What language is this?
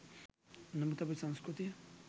Sinhala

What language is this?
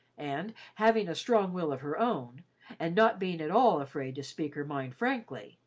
English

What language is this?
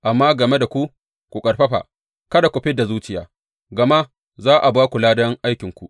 Hausa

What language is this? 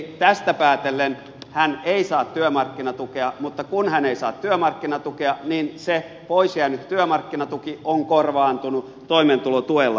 Finnish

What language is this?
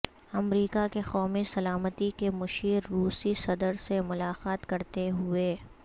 Urdu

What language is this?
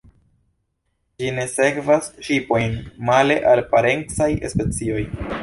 Esperanto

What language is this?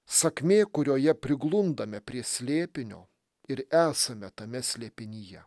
Lithuanian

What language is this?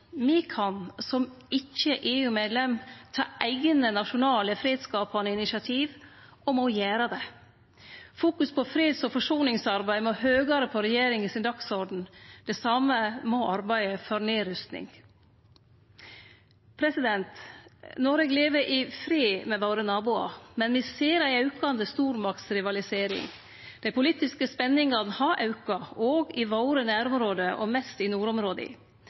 Norwegian Nynorsk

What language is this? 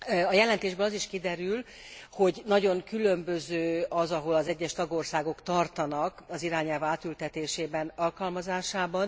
Hungarian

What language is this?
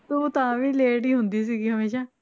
Punjabi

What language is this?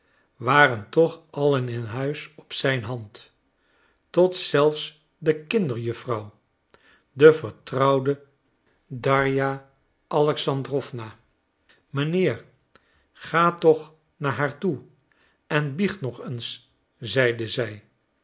Dutch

